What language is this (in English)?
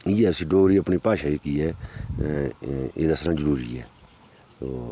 Dogri